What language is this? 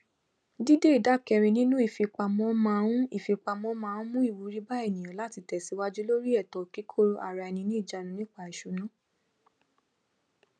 Yoruba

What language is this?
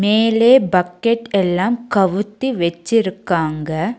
Tamil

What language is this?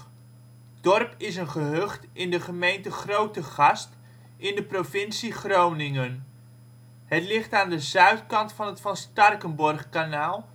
Dutch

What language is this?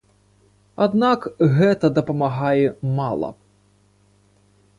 Belarusian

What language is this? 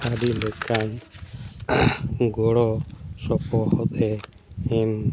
Santali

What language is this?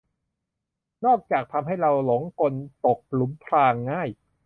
Thai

